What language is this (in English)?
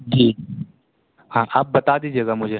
Urdu